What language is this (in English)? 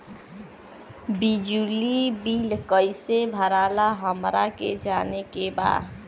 Bhojpuri